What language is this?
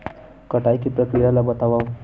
Chhattisgarhi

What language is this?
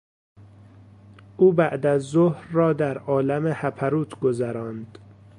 Persian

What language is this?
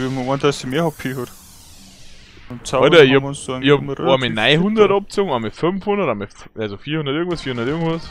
German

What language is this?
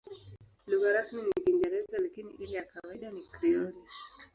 Swahili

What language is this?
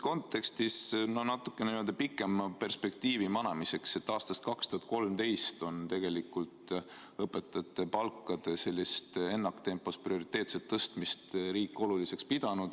Estonian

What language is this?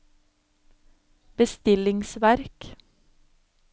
Norwegian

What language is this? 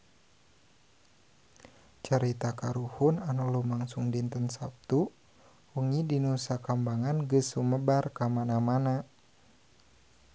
Sundanese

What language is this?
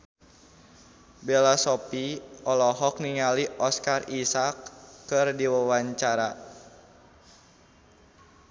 Sundanese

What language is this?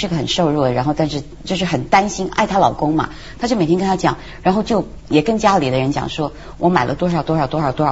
Chinese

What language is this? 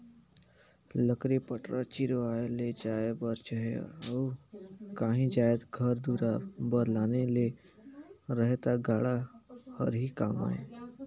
Chhattisgarhi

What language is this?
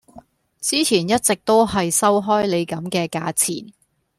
Cantonese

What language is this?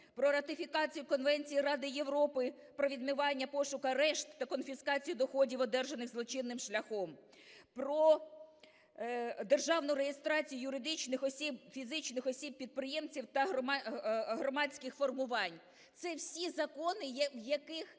Ukrainian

